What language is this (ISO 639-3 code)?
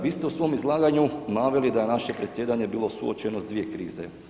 hrv